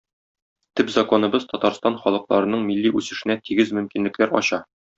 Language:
Tatar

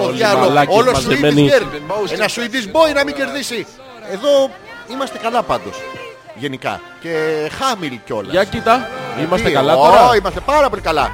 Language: Greek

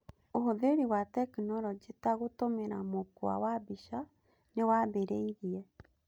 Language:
Kikuyu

